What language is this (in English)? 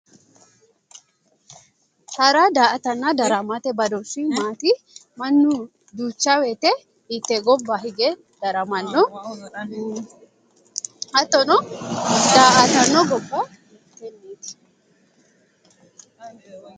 Sidamo